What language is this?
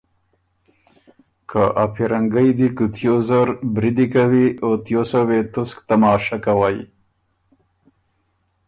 Ormuri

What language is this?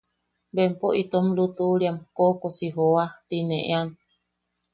Yaqui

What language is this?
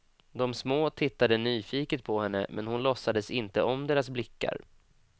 Swedish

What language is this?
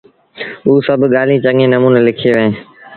Sindhi Bhil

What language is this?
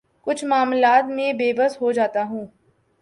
Urdu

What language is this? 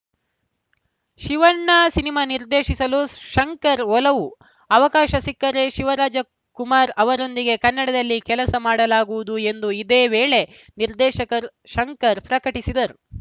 Kannada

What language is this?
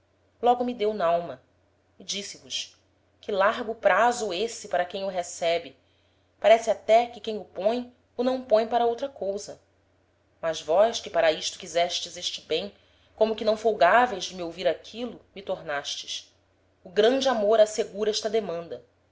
Portuguese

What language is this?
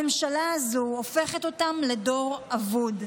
Hebrew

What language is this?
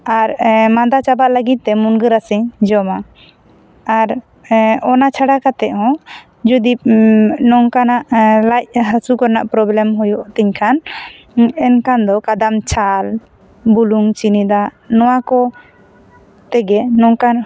Santali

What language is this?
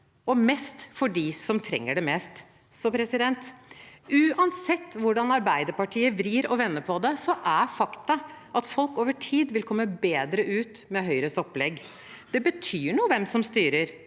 Norwegian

